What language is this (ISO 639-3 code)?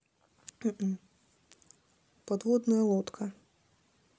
rus